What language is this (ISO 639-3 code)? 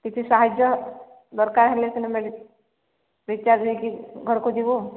ori